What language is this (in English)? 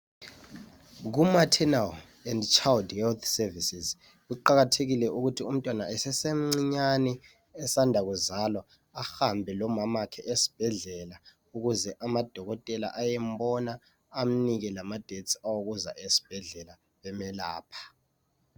North Ndebele